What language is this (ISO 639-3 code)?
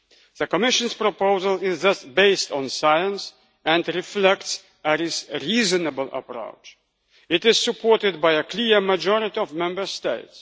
eng